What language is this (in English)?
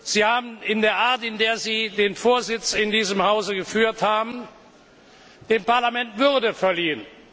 German